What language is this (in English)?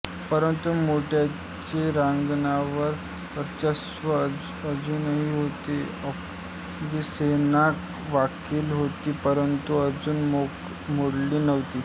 Marathi